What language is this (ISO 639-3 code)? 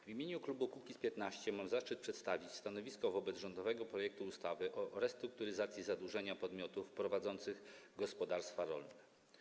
pol